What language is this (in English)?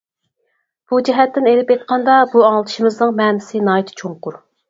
Uyghur